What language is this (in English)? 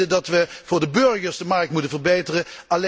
Dutch